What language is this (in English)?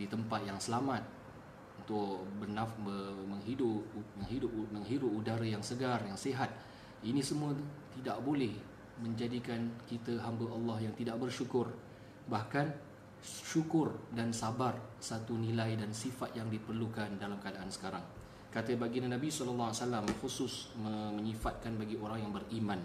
Malay